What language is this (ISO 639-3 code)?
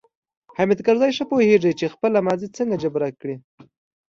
pus